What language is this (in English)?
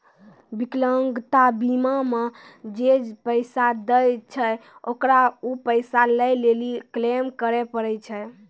Maithili